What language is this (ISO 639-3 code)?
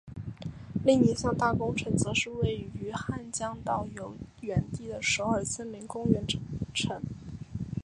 zho